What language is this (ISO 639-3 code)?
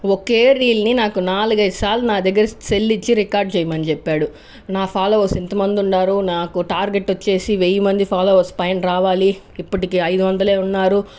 tel